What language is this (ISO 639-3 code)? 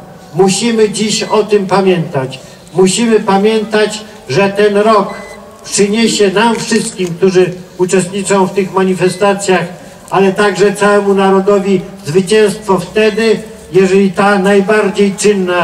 pol